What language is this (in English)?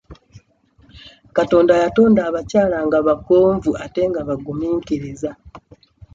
Ganda